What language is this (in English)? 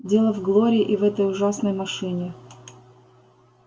Russian